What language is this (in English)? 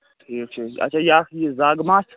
Kashmiri